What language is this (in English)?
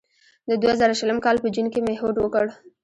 Pashto